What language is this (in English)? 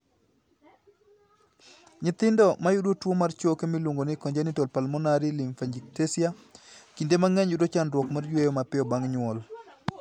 Luo (Kenya and Tanzania)